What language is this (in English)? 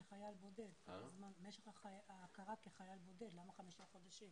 Hebrew